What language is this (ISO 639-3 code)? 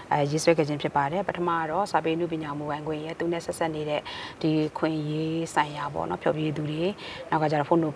ind